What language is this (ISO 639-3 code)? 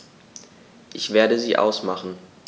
deu